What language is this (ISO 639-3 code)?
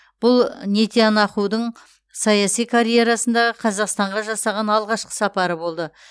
kaz